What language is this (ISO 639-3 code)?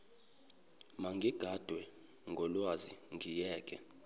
zul